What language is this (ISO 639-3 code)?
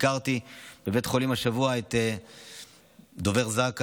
heb